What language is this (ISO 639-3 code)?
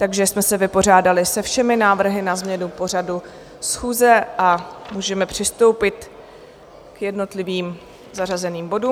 ces